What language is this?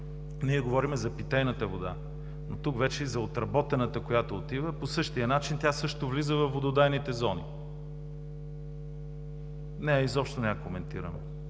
Bulgarian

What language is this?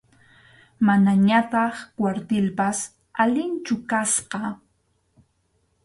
Arequipa-La Unión Quechua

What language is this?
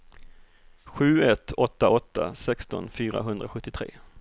Swedish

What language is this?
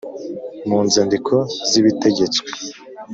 Kinyarwanda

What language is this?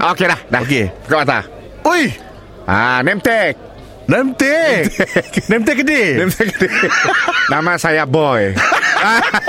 Malay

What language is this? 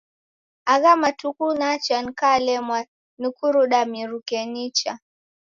Taita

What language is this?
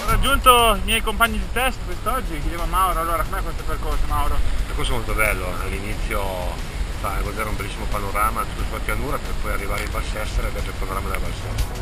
Italian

